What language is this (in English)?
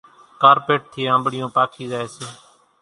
Kachi Koli